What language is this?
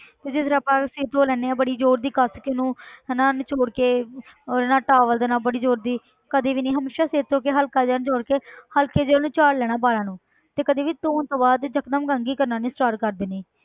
Punjabi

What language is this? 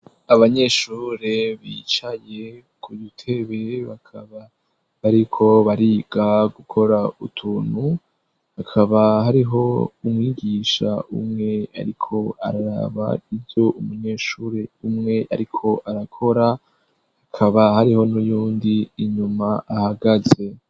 Rundi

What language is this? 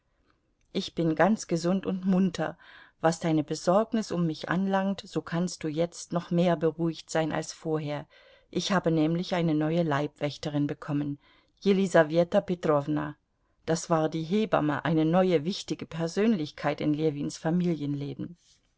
German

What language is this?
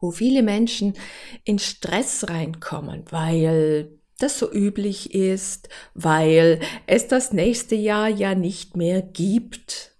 German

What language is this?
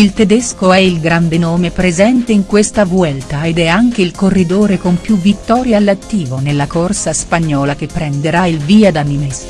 Italian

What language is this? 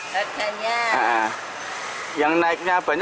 Indonesian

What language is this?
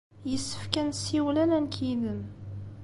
Kabyle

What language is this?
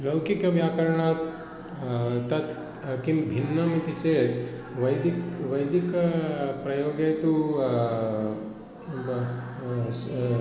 Sanskrit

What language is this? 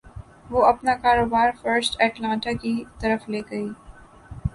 Urdu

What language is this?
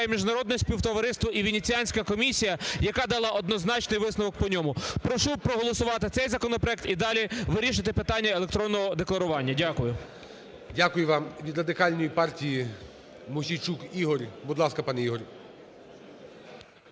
Ukrainian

